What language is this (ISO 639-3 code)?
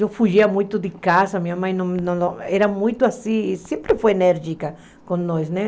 por